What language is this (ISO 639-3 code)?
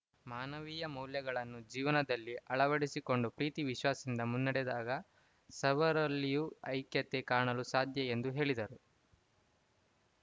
kan